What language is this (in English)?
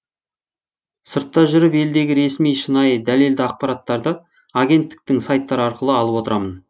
Kazakh